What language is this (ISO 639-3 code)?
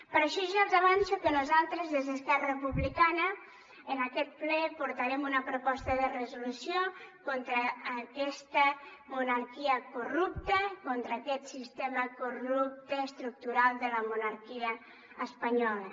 cat